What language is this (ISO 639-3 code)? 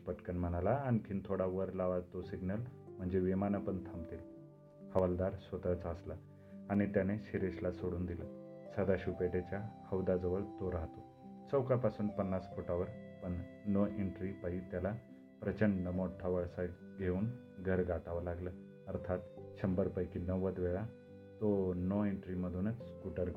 mar